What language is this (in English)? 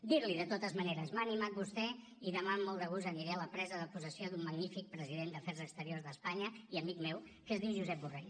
Catalan